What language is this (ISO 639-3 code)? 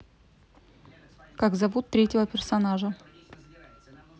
rus